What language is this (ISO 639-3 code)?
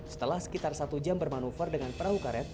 ind